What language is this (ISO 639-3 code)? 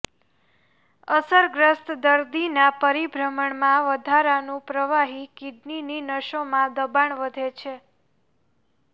guj